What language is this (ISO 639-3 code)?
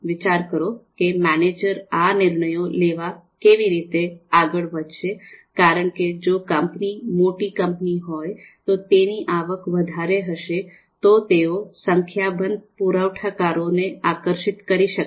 guj